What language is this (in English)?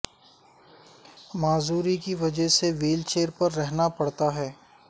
Urdu